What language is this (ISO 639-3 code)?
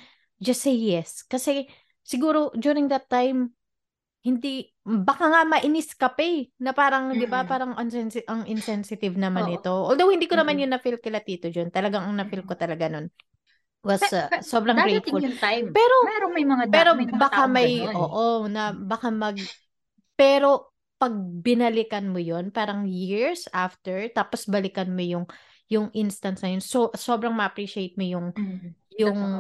fil